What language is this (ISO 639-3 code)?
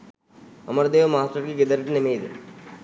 sin